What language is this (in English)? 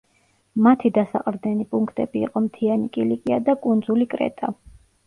Georgian